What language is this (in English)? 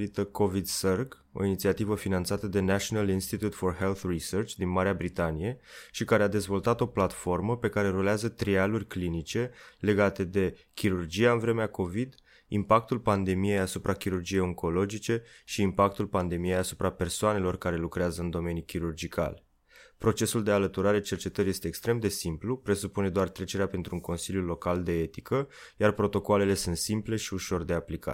Romanian